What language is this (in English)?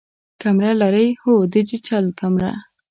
Pashto